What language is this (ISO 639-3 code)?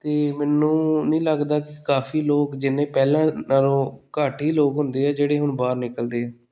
pan